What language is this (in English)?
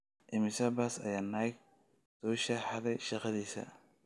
Somali